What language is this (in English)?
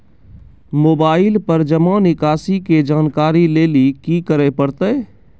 Maithili